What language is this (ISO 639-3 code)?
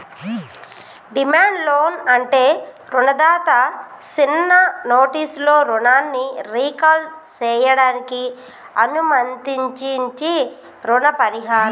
tel